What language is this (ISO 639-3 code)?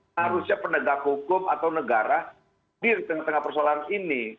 ind